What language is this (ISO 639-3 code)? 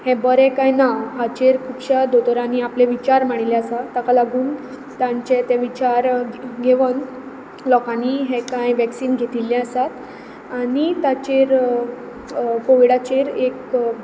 kok